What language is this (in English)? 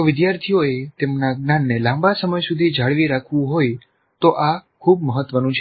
Gujarati